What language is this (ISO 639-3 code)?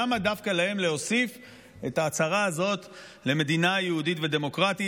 heb